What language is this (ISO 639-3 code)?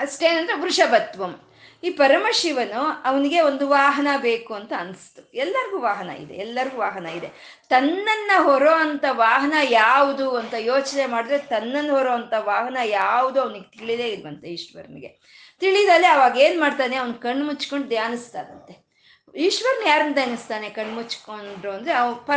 kan